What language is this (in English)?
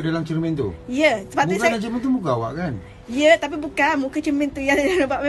Malay